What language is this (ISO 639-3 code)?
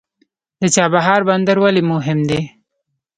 pus